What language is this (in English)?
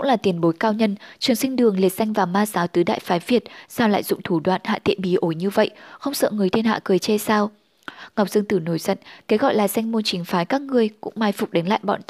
Vietnamese